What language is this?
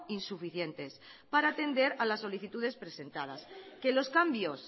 Spanish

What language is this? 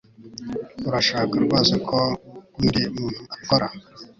Kinyarwanda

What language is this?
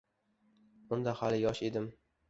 Uzbek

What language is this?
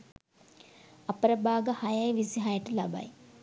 Sinhala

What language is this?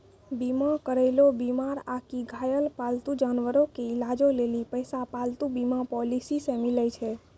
Maithili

